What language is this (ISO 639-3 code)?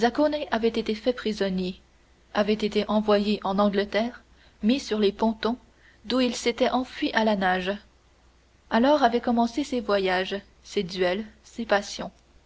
fra